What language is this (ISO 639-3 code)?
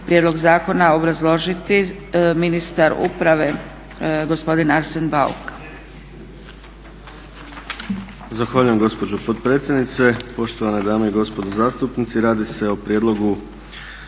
hrv